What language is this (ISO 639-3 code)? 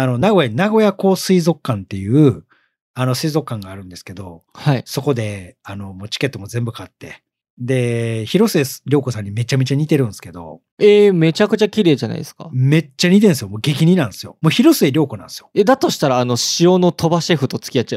jpn